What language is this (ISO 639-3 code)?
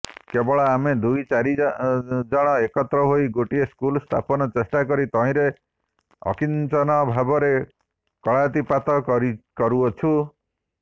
ori